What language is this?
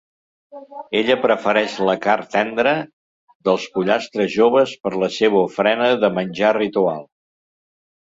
Catalan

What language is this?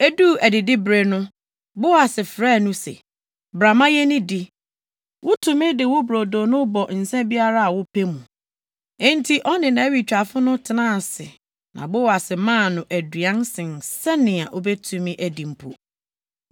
Akan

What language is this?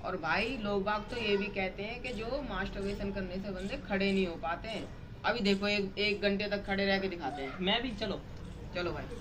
Hindi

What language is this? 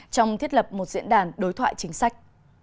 Vietnamese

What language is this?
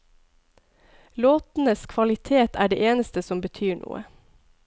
Norwegian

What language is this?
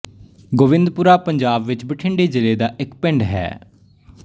Punjabi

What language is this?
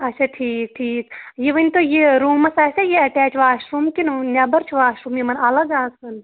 Kashmiri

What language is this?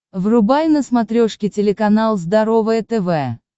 Russian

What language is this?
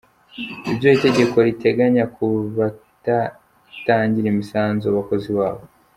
Kinyarwanda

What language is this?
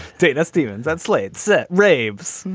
English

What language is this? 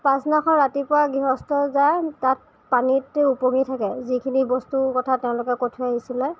Assamese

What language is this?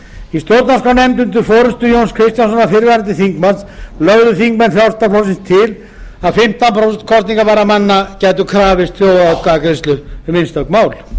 Icelandic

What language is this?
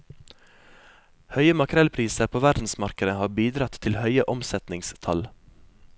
Norwegian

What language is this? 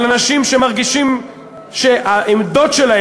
Hebrew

